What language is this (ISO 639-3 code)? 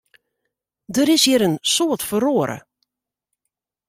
fry